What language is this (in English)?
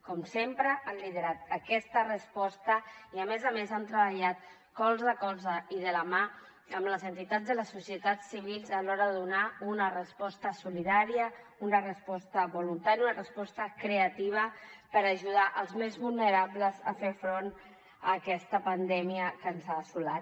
Catalan